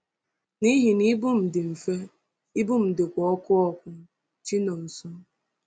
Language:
Igbo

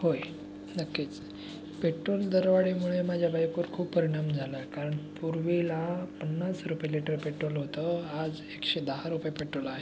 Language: Marathi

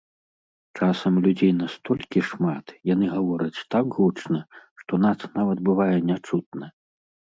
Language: Belarusian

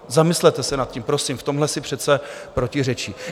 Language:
Czech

